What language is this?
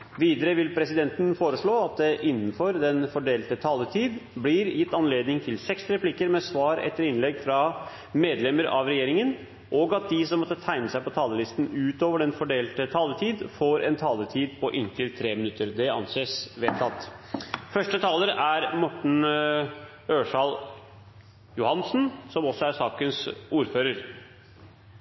Norwegian Bokmål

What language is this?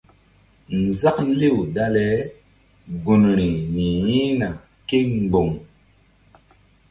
Mbum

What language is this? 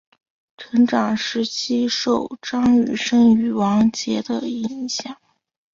Chinese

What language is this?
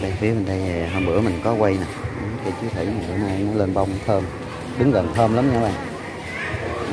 Vietnamese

